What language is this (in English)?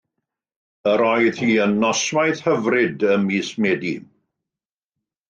Welsh